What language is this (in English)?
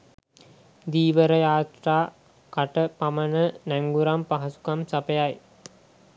Sinhala